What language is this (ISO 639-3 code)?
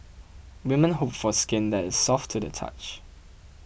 eng